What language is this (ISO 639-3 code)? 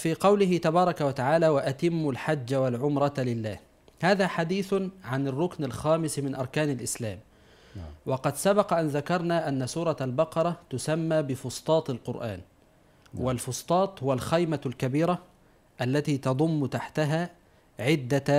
ara